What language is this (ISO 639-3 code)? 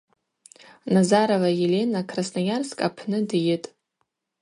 abq